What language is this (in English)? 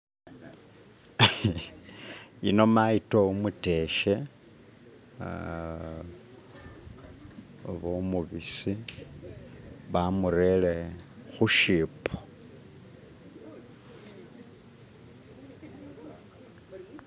Masaaba